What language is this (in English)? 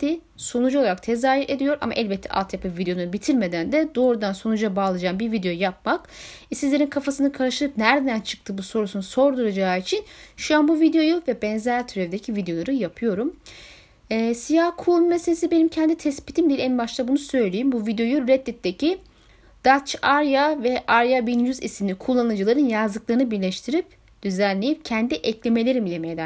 Turkish